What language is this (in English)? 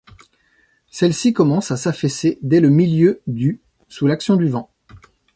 French